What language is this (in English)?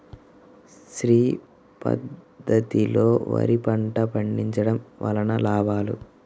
Telugu